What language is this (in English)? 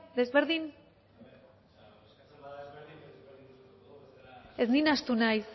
Basque